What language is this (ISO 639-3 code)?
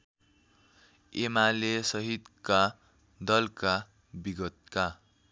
nep